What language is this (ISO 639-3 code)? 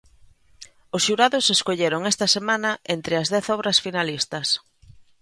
glg